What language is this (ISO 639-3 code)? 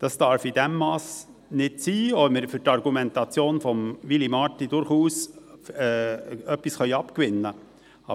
gsw